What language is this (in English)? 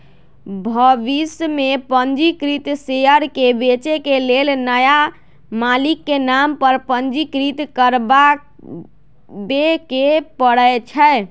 Magahi